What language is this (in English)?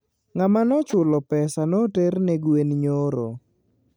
Luo (Kenya and Tanzania)